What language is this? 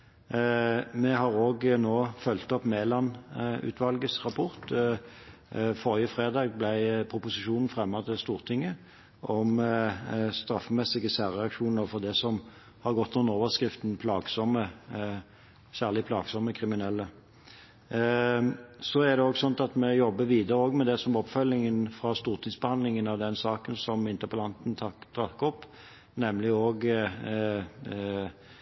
Norwegian Bokmål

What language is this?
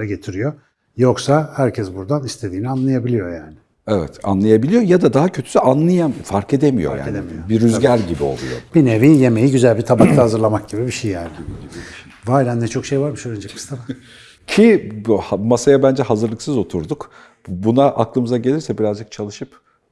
Turkish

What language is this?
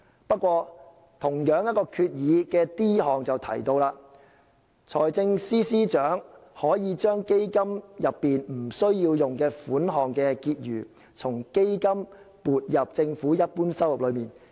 Cantonese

